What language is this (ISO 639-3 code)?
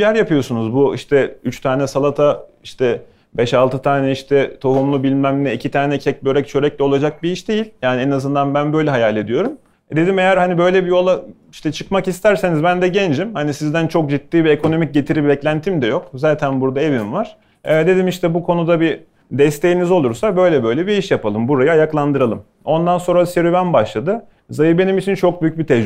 tur